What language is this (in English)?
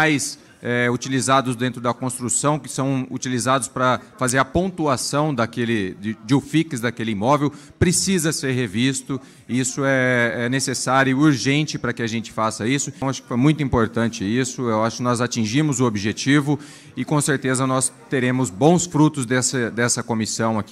Portuguese